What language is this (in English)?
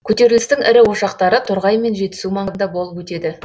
Kazakh